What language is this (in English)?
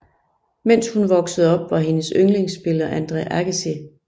Danish